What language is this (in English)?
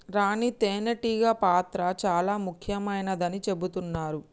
Telugu